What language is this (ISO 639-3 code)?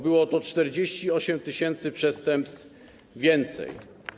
pol